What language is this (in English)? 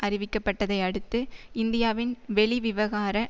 Tamil